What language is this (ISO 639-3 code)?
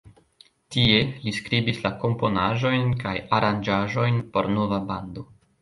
epo